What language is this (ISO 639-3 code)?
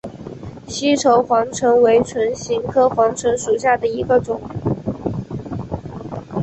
zho